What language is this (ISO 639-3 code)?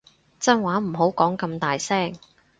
yue